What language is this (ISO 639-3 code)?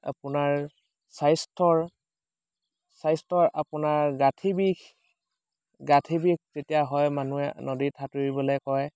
asm